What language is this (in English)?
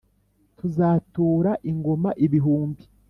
Kinyarwanda